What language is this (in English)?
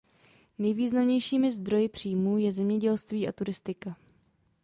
Czech